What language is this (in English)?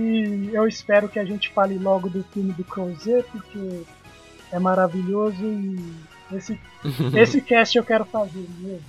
Portuguese